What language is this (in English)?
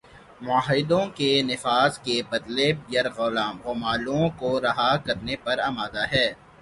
Urdu